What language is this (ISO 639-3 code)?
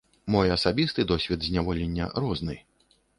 bel